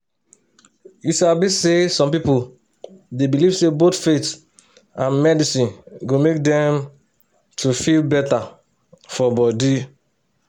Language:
Nigerian Pidgin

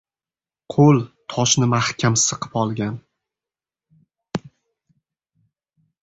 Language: Uzbek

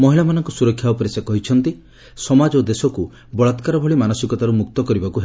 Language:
Odia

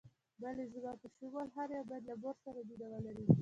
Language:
Pashto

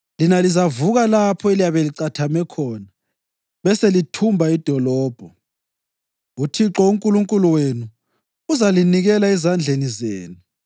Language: North Ndebele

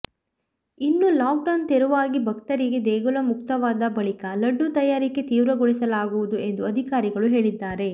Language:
Kannada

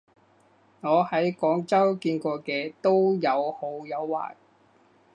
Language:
Cantonese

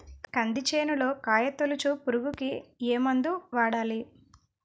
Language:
Telugu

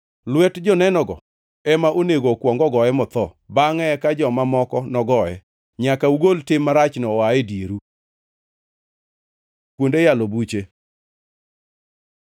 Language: Luo (Kenya and Tanzania)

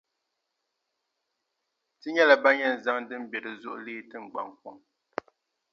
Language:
Dagbani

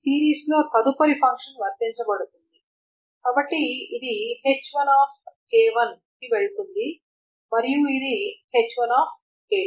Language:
Telugu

